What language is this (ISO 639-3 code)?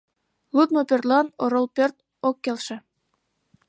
chm